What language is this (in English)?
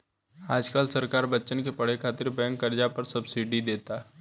Bhojpuri